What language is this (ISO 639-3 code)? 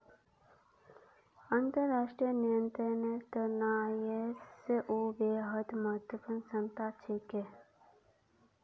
mag